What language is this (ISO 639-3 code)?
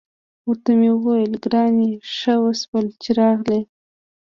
pus